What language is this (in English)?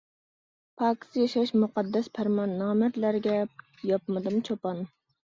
Uyghur